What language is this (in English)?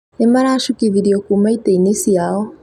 Kikuyu